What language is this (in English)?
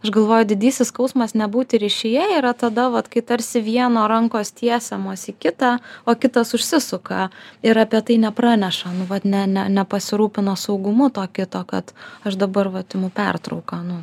Lithuanian